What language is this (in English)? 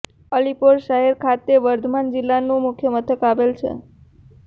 Gujarati